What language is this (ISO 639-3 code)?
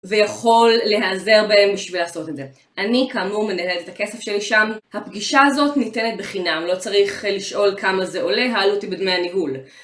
heb